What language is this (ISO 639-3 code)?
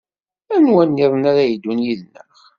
kab